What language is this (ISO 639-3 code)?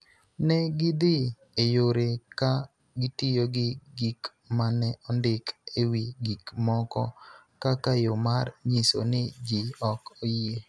luo